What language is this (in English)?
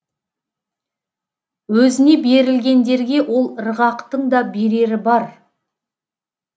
Kazakh